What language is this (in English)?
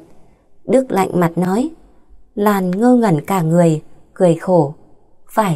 Vietnamese